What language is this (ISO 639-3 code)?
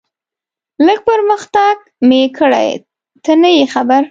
pus